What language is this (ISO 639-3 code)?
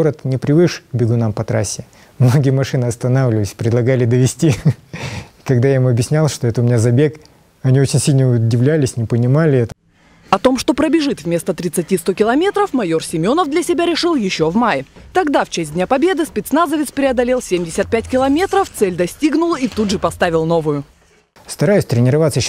rus